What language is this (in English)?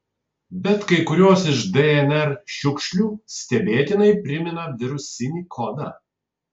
Lithuanian